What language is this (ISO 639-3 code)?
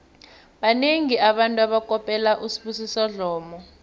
nbl